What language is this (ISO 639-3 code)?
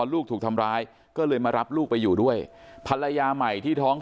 tha